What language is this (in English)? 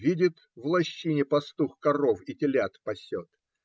Russian